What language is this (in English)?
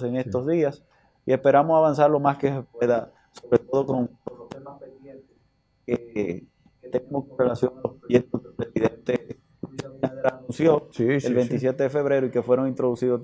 Spanish